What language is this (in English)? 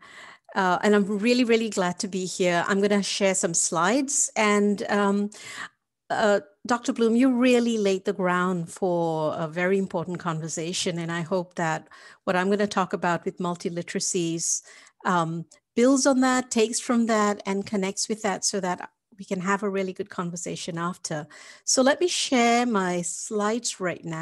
English